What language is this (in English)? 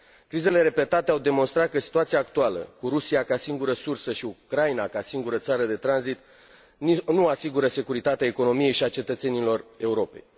Romanian